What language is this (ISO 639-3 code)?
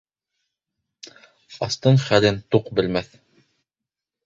bak